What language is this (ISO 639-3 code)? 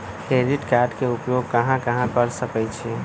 mag